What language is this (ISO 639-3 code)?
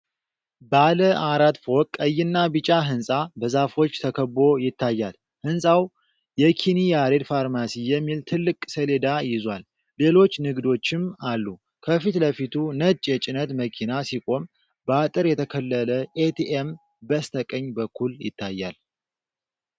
amh